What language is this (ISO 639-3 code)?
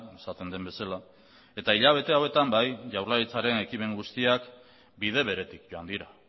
eus